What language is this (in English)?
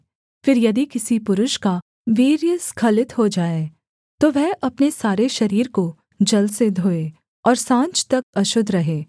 Hindi